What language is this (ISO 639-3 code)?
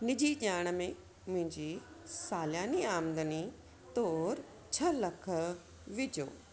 snd